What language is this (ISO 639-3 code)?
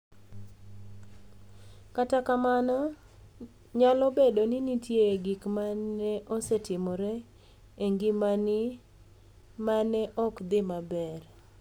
luo